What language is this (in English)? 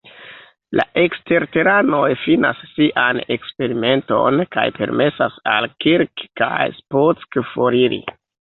Esperanto